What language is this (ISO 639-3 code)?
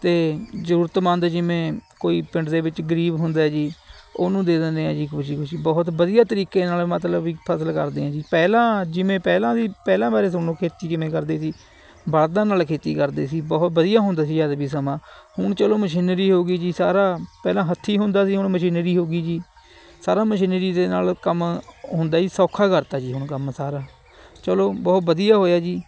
pan